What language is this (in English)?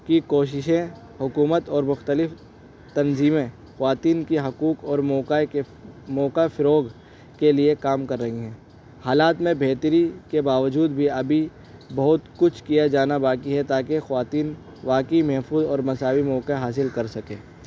Urdu